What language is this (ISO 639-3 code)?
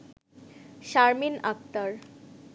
ben